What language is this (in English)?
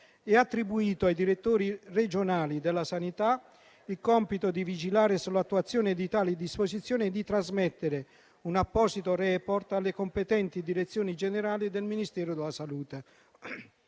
Italian